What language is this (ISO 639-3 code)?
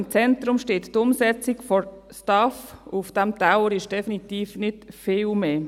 gsw